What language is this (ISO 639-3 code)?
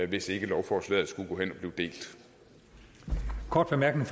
dan